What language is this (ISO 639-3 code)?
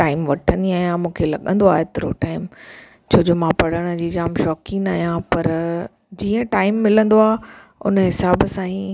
snd